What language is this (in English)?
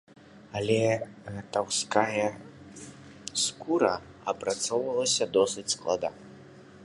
Belarusian